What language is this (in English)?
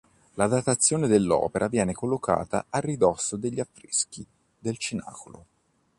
Italian